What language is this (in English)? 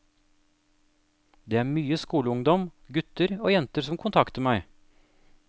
Norwegian